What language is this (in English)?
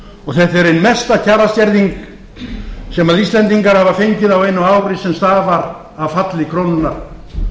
Icelandic